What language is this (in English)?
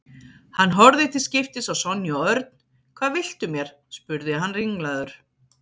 Icelandic